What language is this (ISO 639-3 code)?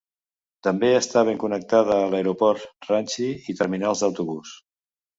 cat